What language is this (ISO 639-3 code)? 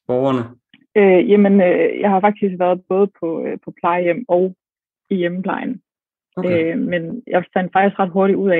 dan